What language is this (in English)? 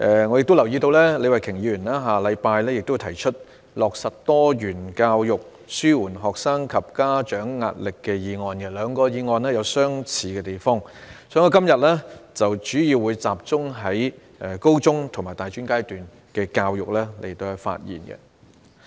Cantonese